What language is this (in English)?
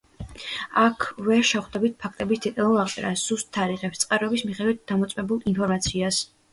Georgian